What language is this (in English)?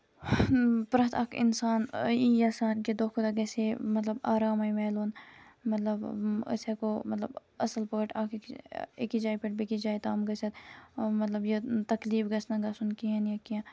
Kashmiri